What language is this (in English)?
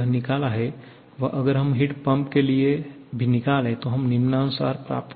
Hindi